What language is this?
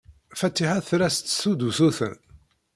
Kabyle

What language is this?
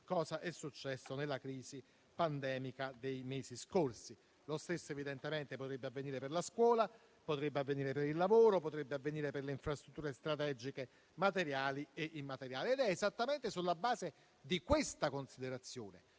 Italian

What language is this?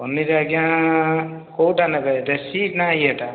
Odia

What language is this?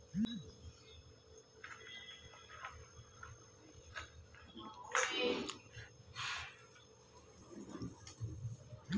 Kannada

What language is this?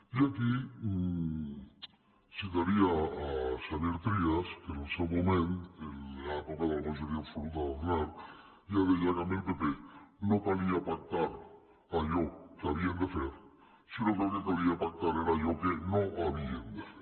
Catalan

